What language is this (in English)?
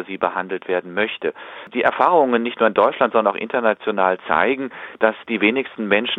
German